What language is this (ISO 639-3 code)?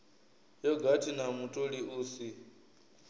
ven